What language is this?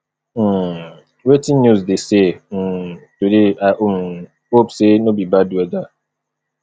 Nigerian Pidgin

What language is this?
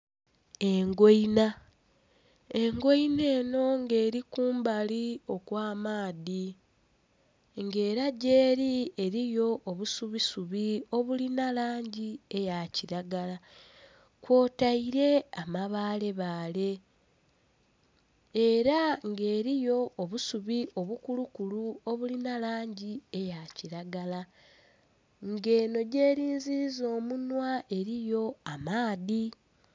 Soga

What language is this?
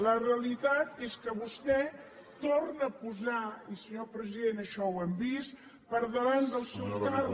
Catalan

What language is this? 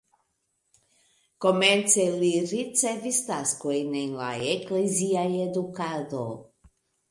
Esperanto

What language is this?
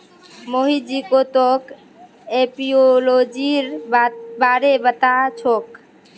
Magahi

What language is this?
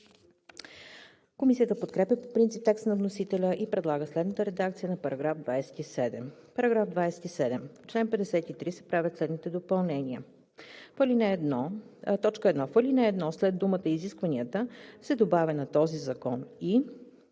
Bulgarian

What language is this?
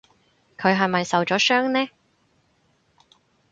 Cantonese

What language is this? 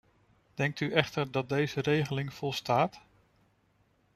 Dutch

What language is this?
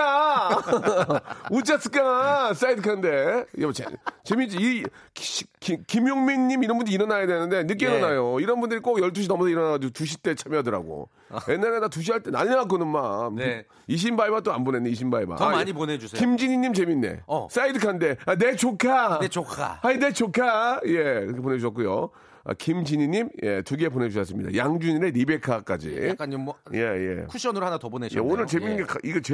Korean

